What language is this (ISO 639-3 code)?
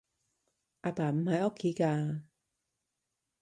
yue